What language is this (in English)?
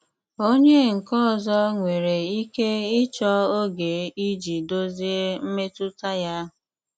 Igbo